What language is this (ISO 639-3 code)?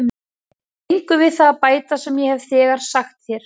isl